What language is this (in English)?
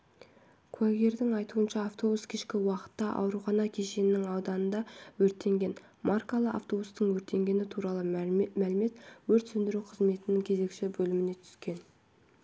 Kazakh